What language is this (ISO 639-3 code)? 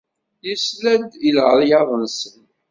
kab